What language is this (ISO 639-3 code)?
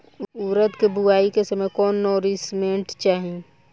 bho